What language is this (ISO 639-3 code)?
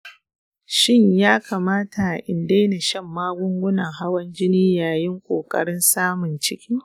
hau